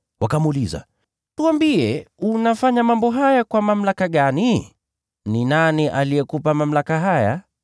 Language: Swahili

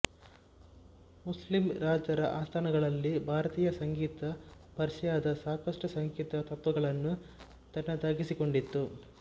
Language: Kannada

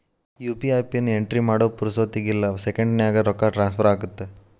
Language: Kannada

